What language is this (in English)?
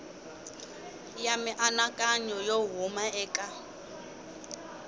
Tsonga